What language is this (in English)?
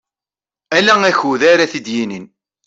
Kabyle